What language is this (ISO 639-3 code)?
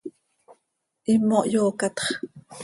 sei